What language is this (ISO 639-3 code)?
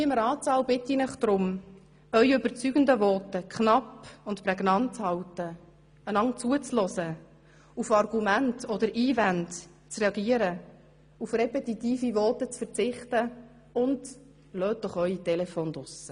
gsw